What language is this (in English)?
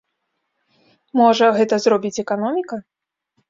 Belarusian